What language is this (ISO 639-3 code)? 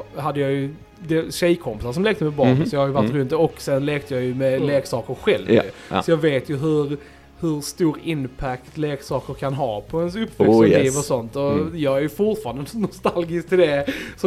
swe